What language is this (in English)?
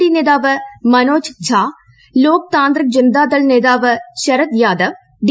Malayalam